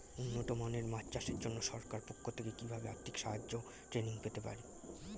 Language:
Bangla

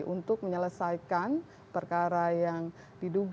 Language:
Indonesian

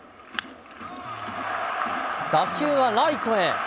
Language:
Japanese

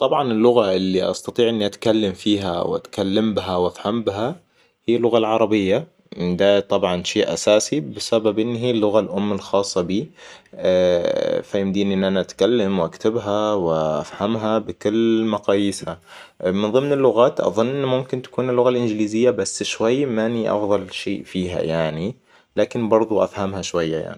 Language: Hijazi Arabic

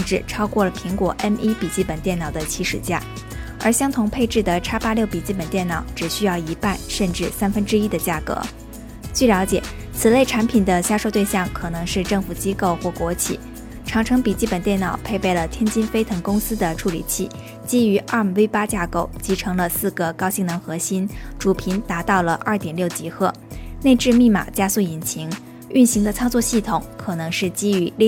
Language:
Chinese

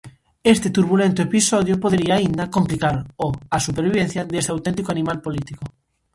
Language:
Galician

